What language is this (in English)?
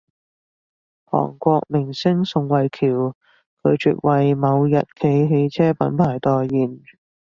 Cantonese